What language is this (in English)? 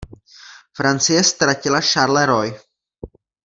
Czech